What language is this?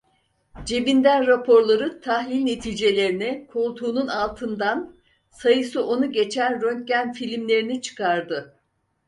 Turkish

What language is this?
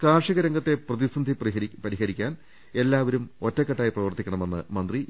Malayalam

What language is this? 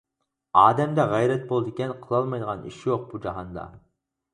Uyghur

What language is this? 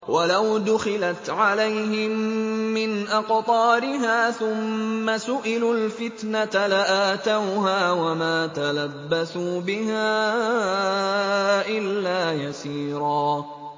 Arabic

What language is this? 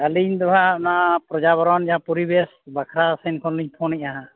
Santali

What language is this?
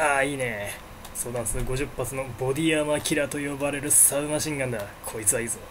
Japanese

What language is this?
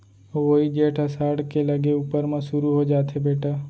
Chhattisgarhi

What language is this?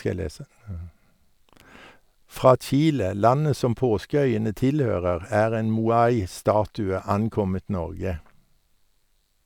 Norwegian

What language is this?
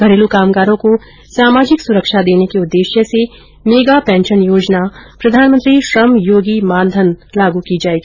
Hindi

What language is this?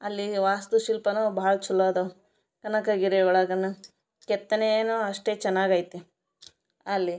Kannada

